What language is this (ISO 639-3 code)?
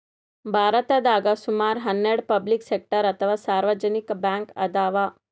kan